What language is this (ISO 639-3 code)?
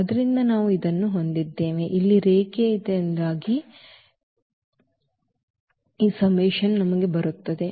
kan